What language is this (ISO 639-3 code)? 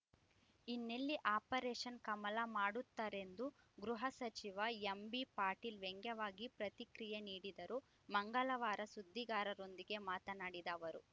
kan